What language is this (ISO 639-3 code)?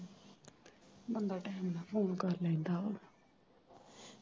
pan